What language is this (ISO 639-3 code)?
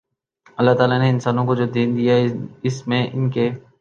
urd